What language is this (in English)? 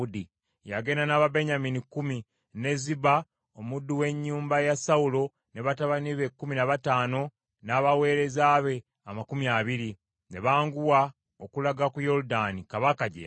Ganda